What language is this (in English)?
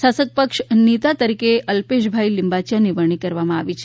Gujarati